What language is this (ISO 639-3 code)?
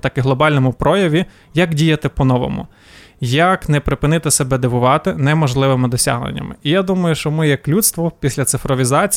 ukr